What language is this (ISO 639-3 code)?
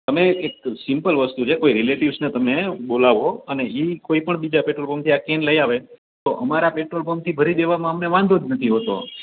guj